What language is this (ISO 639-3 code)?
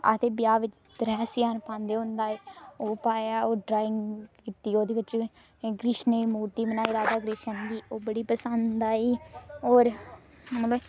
doi